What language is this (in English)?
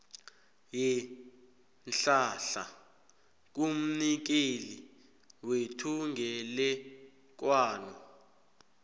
South Ndebele